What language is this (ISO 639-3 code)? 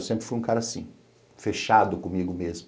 por